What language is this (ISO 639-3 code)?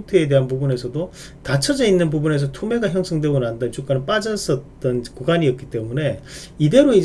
kor